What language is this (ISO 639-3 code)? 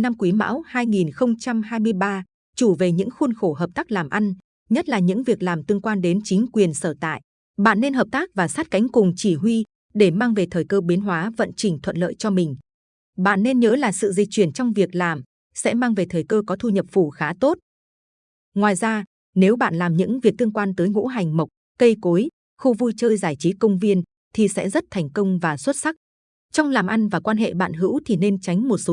vie